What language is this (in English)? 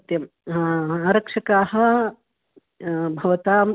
Sanskrit